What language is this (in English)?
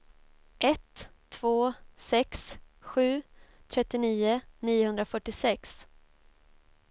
Swedish